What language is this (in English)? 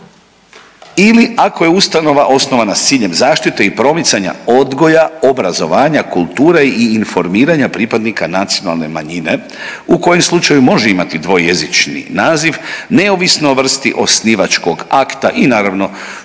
Croatian